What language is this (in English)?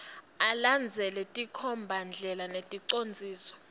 Swati